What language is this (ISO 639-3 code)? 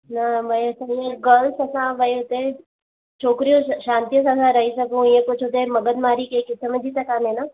snd